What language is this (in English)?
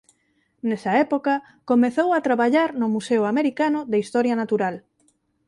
Galician